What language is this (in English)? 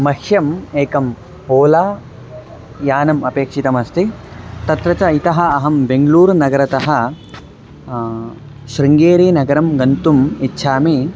Sanskrit